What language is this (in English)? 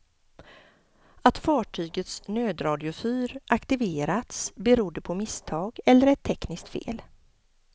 Swedish